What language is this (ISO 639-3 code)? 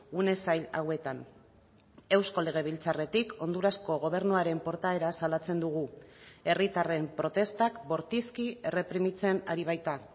eus